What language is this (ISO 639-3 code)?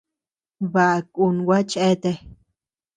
cux